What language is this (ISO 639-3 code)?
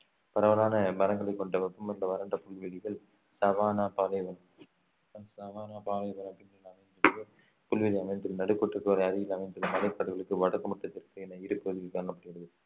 tam